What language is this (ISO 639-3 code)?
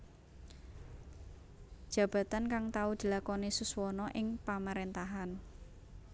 jav